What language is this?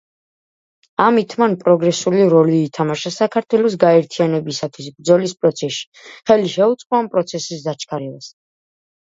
Georgian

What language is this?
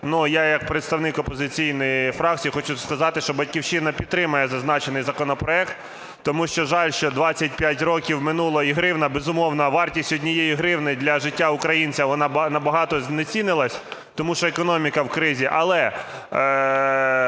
Ukrainian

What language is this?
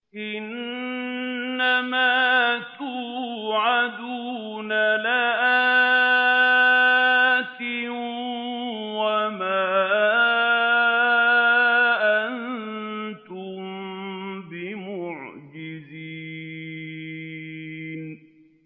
Arabic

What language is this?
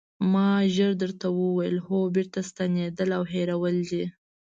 Pashto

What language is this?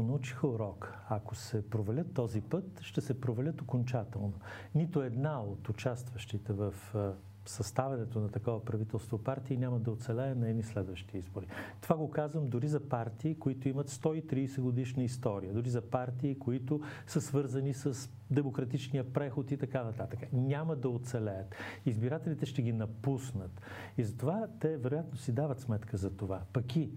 Bulgarian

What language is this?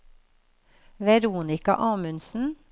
Norwegian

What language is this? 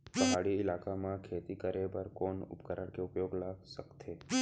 Chhattisgarhi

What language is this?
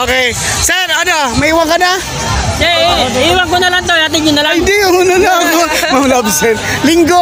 Filipino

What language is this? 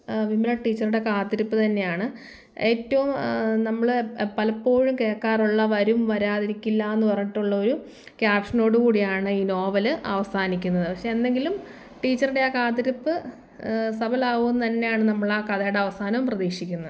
Malayalam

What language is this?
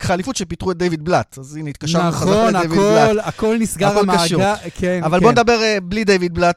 Hebrew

